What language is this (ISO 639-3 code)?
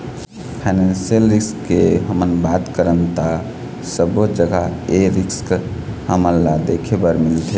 hne